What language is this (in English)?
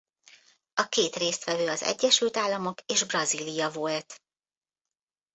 Hungarian